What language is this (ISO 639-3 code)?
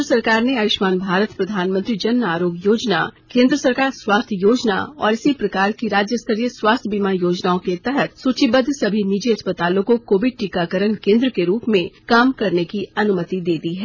hin